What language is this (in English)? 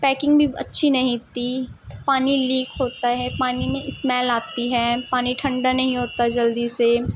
Urdu